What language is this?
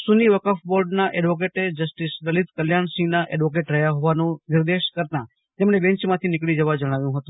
Gujarati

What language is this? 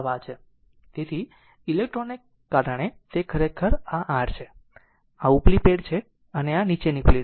Gujarati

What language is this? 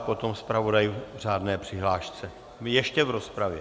Czech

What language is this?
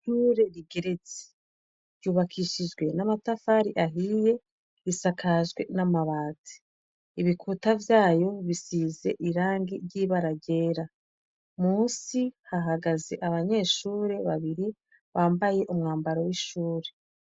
Rundi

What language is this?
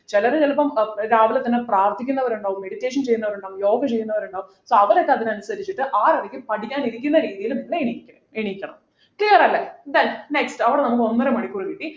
Malayalam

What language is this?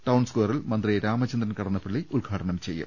Malayalam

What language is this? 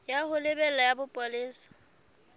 Southern Sotho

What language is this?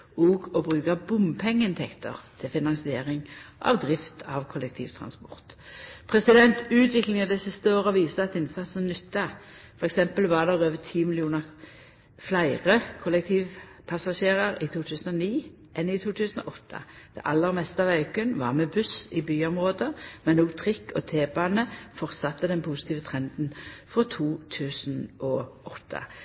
Norwegian Nynorsk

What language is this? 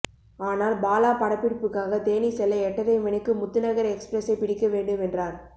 Tamil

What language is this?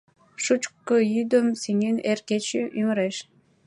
Mari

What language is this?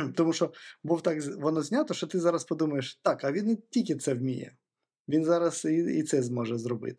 Ukrainian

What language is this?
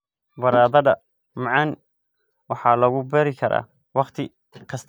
Somali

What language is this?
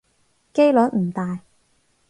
Cantonese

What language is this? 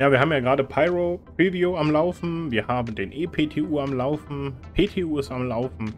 German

